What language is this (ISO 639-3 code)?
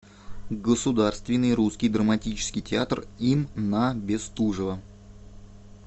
rus